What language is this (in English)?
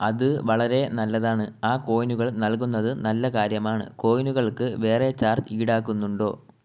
Malayalam